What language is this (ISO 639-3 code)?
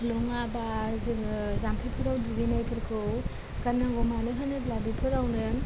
brx